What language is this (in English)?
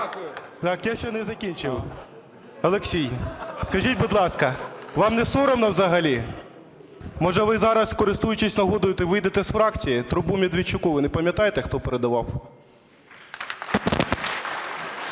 Ukrainian